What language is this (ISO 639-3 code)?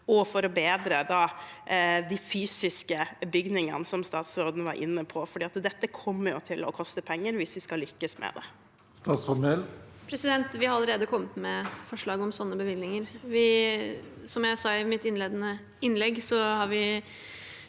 nor